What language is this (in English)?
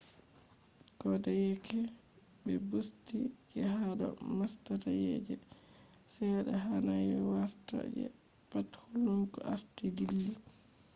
Fula